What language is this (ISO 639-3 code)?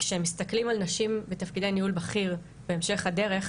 heb